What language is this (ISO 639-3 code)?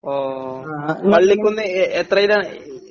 mal